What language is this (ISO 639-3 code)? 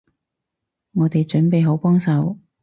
yue